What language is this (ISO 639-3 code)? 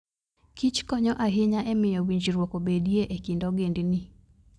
luo